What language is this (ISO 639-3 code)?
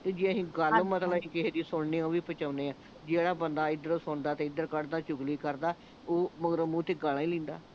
pan